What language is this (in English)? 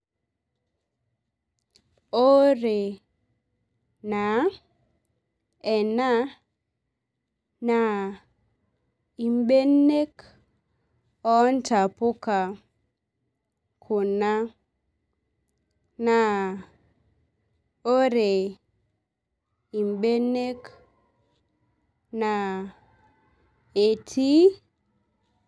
Masai